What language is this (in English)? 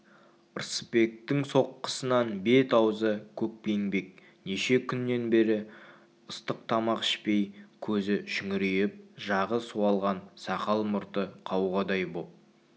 Kazakh